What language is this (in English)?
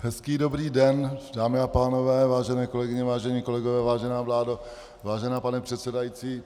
Czech